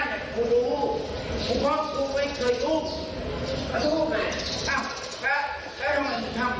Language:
Thai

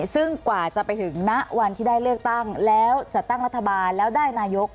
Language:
Thai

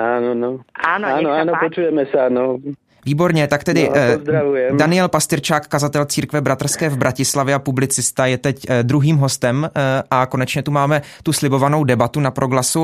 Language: Czech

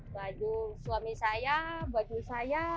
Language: Indonesian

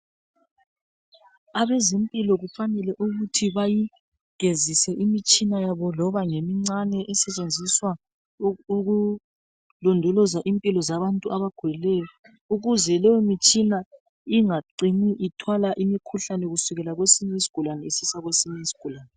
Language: North Ndebele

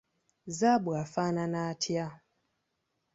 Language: Ganda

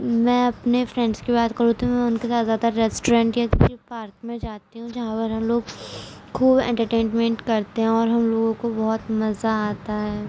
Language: Urdu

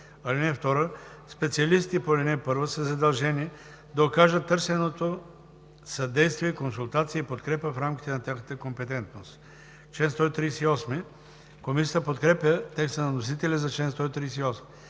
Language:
Bulgarian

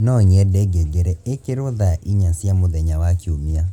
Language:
Kikuyu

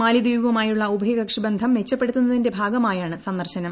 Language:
Malayalam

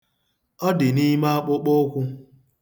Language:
Igbo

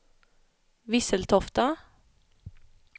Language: Swedish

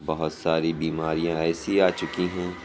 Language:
Urdu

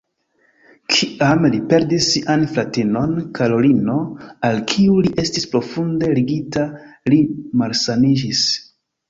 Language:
Esperanto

